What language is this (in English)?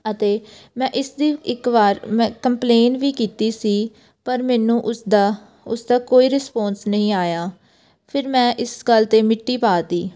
Punjabi